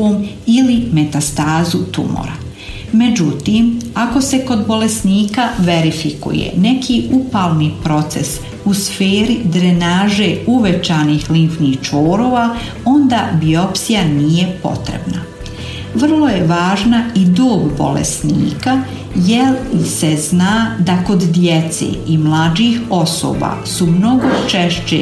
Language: Croatian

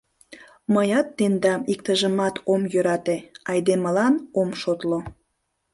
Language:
Mari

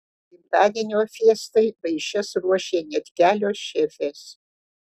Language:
Lithuanian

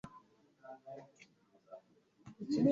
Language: Kinyarwanda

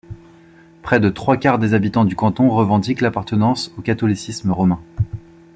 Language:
French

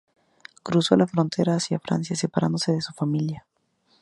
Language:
Spanish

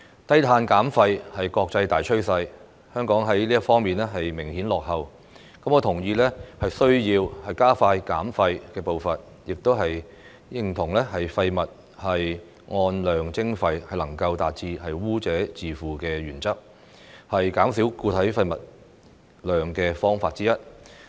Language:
Cantonese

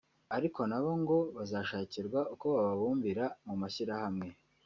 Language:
Kinyarwanda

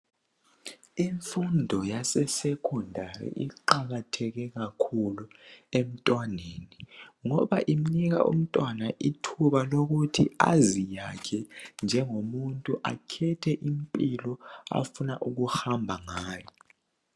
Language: North Ndebele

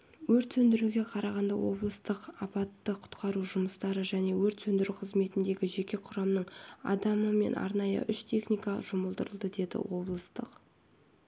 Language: Kazakh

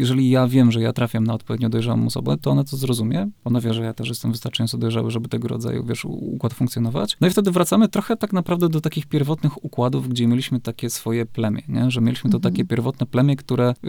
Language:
Polish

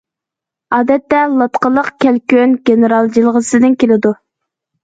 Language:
Uyghur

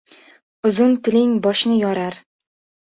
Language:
Uzbek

